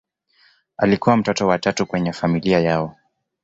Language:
Swahili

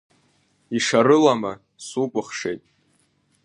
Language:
Abkhazian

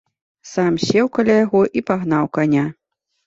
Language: Belarusian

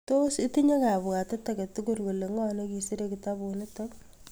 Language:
Kalenjin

